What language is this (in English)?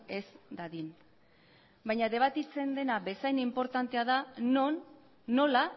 Basque